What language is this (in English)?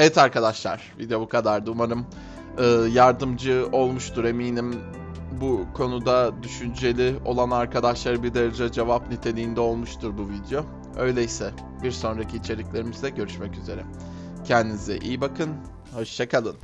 Turkish